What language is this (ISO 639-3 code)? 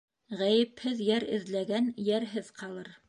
bak